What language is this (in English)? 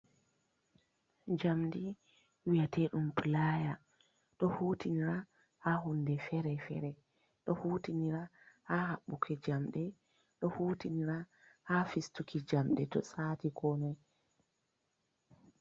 Fula